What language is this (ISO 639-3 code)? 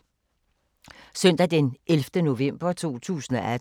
dan